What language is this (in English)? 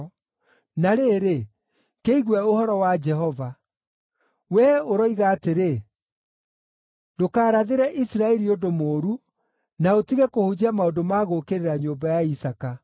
Kikuyu